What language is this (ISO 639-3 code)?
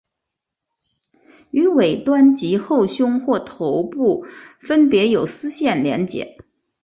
zho